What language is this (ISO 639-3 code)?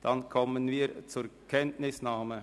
gsw